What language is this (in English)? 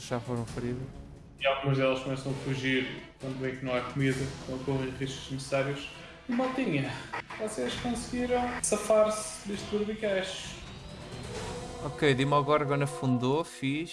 Portuguese